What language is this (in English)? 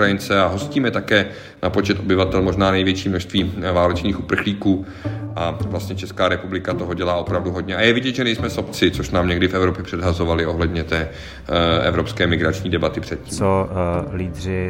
Czech